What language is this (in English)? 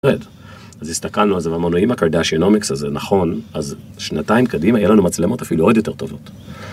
Hebrew